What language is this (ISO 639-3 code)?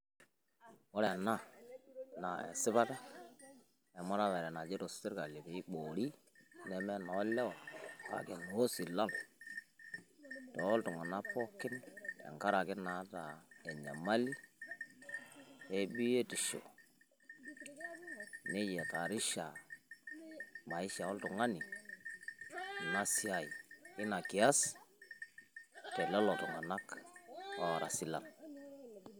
mas